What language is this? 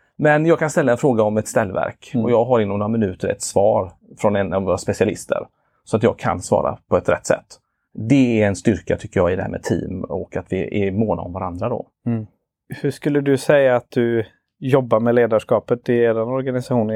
Swedish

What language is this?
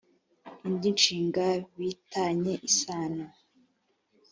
Kinyarwanda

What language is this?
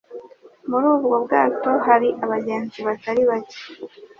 Kinyarwanda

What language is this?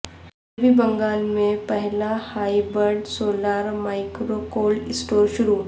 Urdu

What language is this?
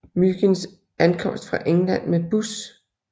Danish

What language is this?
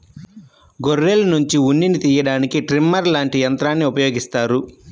Telugu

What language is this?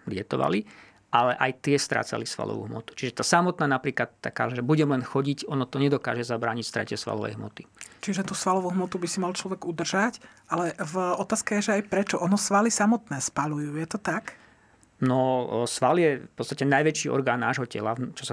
Slovak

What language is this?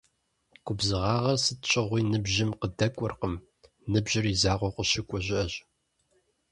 Kabardian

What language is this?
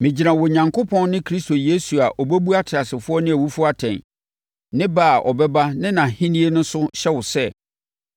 Akan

